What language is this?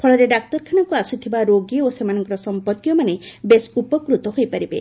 Odia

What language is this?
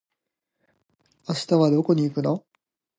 Japanese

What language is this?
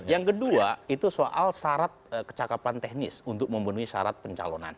Indonesian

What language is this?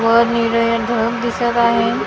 Marathi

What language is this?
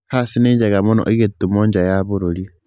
Kikuyu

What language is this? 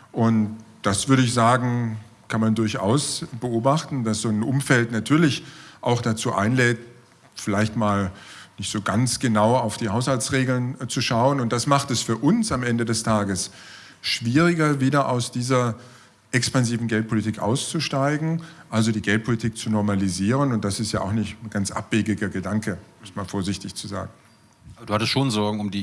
German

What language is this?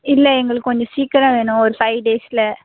Tamil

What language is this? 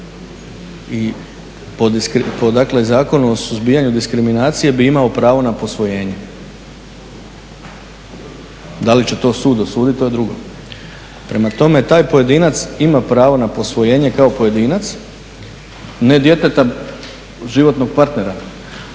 Croatian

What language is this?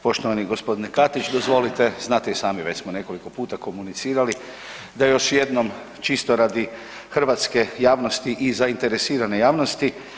Croatian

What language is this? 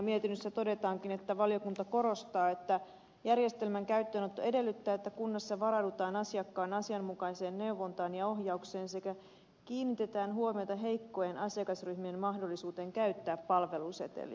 Finnish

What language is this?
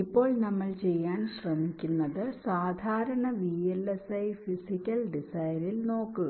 Malayalam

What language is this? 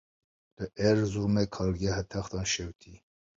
Kurdish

